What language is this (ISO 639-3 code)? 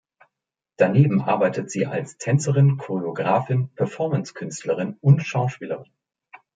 deu